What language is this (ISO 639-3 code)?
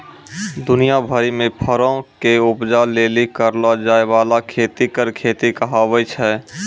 mai